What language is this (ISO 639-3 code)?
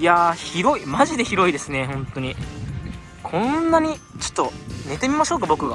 jpn